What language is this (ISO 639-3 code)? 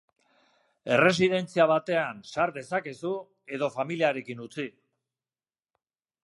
eus